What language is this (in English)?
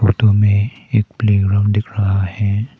Hindi